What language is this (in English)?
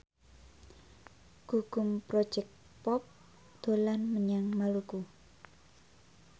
Javanese